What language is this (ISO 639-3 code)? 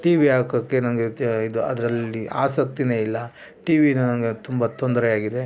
kan